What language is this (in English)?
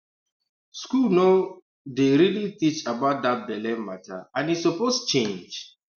Nigerian Pidgin